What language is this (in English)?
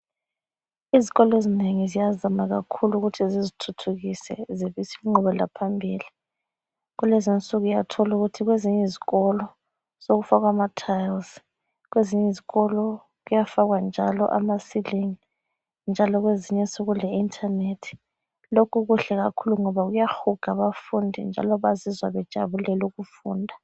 North Ndebele